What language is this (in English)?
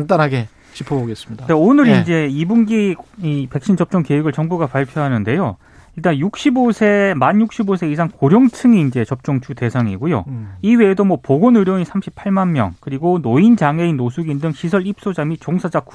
Korean